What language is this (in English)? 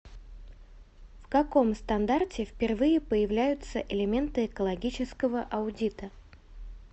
Russian